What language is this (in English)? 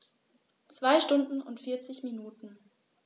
German